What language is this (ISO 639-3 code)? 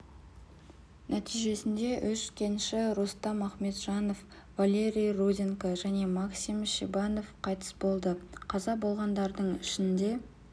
kaz